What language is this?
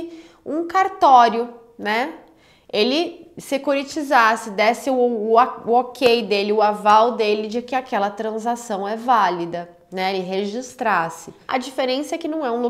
Portuguese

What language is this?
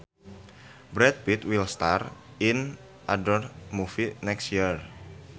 Sundanese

